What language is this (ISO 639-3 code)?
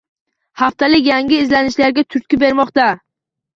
uzb